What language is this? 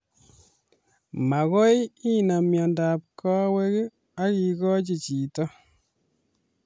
Kalenjin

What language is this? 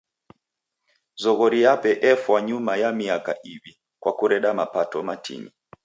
Taita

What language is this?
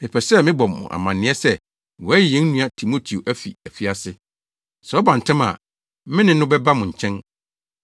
Akan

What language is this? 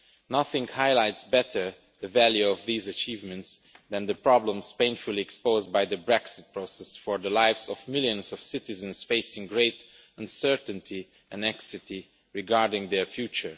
English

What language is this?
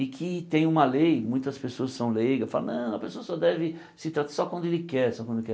Portuguese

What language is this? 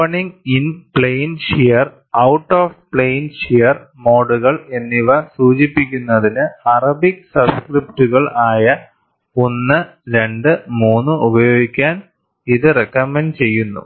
Malayalam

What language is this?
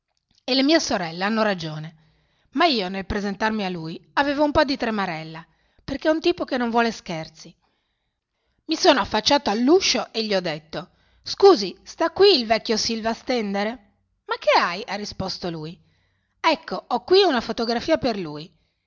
Italian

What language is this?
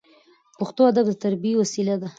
Pashto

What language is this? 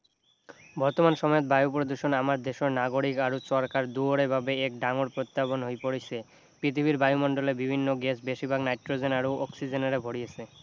Assamese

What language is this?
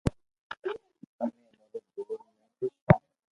Loarki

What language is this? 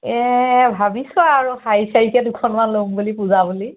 Assamese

